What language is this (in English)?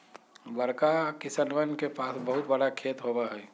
Magahi